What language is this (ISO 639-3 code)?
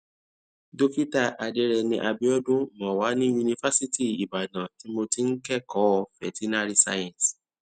yor